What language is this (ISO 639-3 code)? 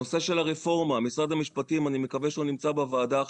heb